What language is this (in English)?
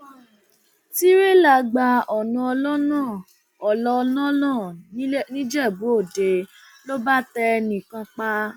Yoruba